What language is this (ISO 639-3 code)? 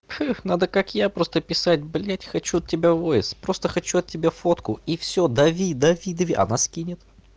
rus